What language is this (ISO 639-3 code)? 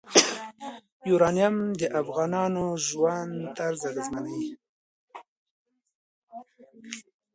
pus